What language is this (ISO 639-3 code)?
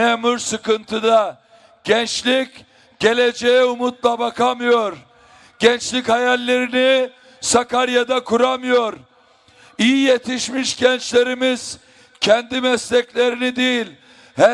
tur